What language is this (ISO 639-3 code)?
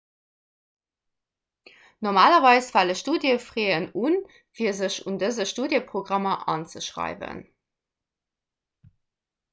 ltz